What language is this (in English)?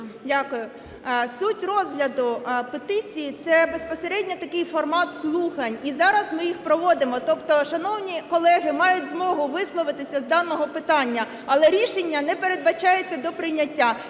Ukrainian